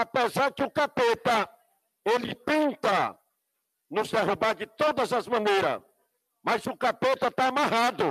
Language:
Portuguese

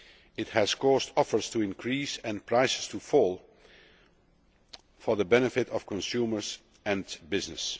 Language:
English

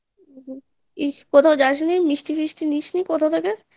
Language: Bangla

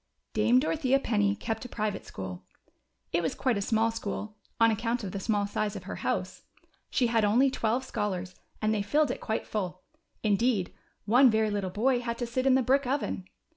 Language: English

